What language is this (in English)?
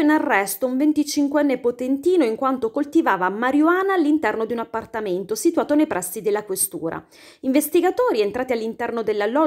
Italian